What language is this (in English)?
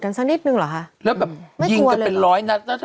Thai